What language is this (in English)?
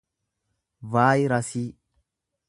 Oromo